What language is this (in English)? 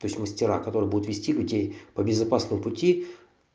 Russian